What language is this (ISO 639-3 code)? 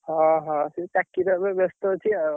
ori